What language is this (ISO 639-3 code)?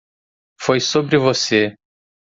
por